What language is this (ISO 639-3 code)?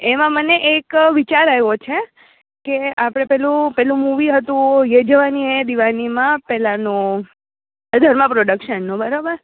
guj